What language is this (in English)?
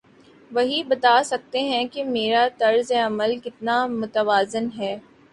Urdu